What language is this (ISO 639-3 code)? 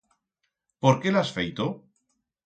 arg